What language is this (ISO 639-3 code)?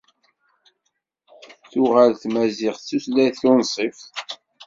kab